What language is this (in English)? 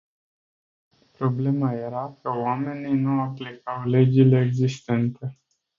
Romanian